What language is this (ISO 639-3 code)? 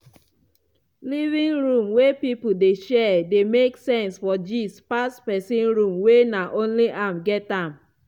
pcm